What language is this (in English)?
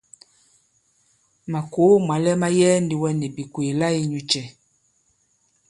Bankon